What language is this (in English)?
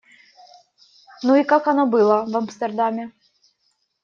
Russian